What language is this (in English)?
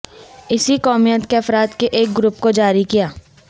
Urdu